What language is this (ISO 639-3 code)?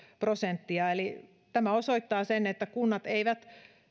fin